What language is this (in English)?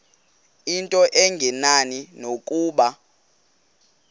Xhosa